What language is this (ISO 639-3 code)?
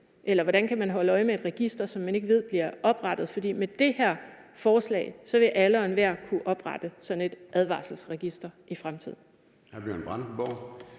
dan